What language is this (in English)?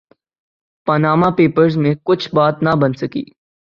Urdu